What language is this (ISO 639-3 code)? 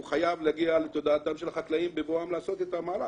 heb